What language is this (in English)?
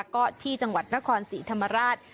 Thai